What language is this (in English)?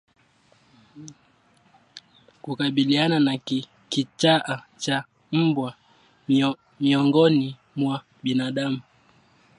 Swahili